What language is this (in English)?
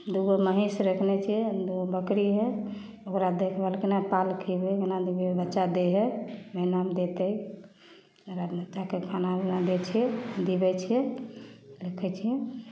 Maithili